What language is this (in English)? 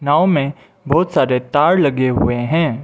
Hindi